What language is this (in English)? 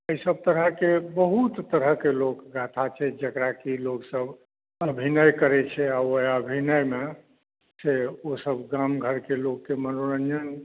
Maithili